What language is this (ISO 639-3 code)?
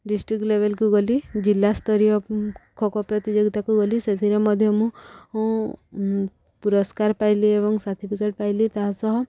ori